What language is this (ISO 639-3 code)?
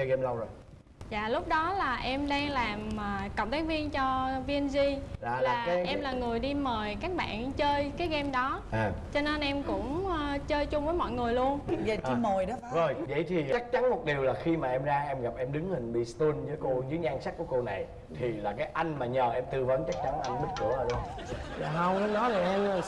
vie